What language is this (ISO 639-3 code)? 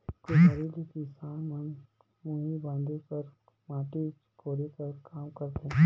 hne